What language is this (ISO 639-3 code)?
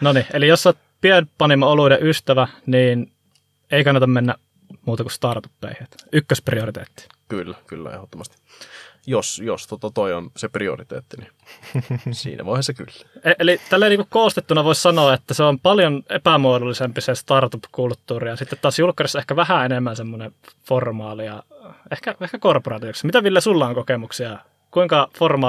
fin